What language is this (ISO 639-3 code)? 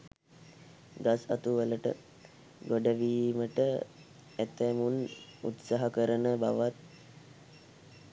sin